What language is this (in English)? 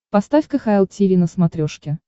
Russian